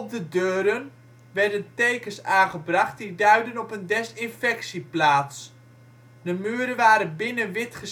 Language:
Dutch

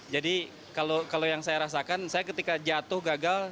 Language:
Indonesian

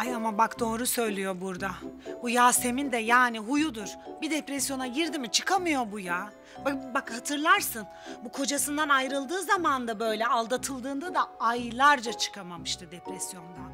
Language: Turkish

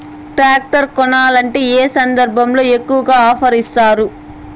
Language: Telugu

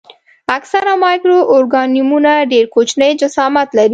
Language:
Pashto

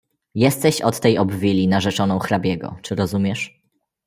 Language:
Polish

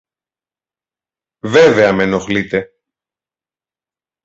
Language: Greek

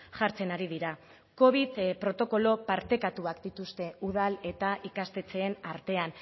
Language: Basque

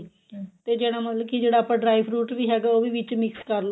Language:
Punjabi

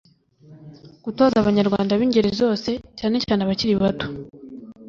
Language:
Kinyarwanda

